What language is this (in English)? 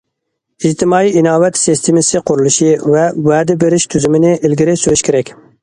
Uyghur